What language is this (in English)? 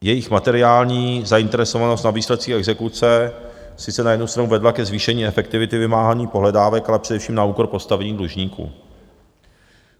Czech